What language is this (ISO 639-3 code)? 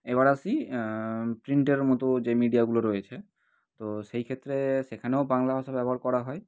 ben